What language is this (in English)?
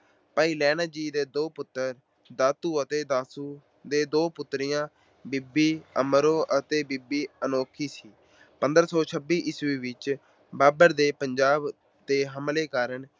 Punjabi